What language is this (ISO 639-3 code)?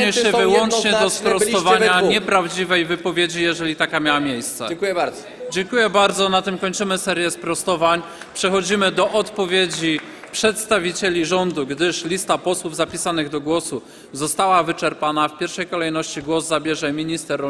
pol